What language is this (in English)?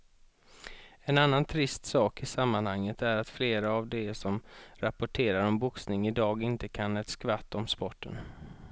Swedish